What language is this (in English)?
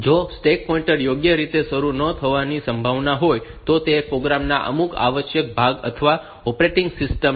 Gujarati